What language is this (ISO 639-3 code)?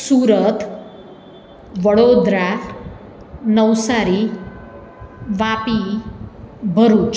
guj